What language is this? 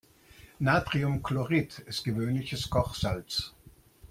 German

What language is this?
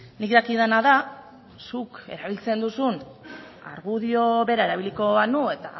Basque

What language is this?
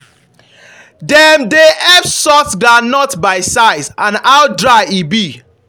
Nigerian Pidgin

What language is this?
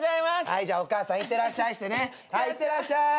Japanese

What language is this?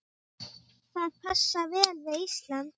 Icelandic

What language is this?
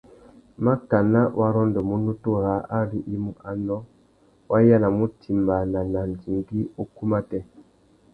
Tuki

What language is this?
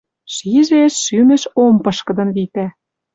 Western Mari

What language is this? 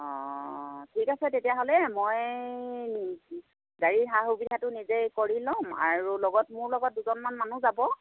Assamese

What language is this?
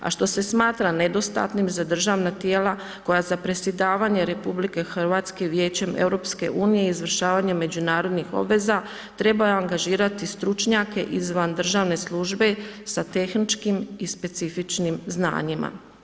Croatian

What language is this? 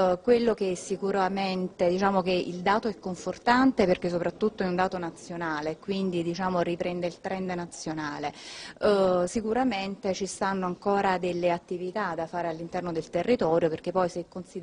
Italian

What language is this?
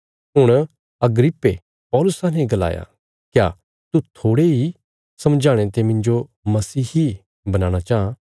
Bilaspuri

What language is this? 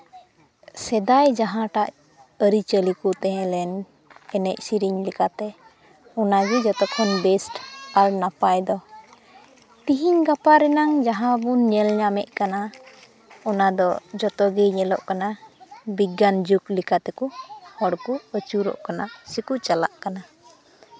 Santali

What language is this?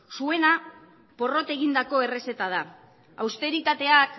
Basque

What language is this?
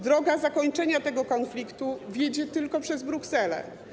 Polish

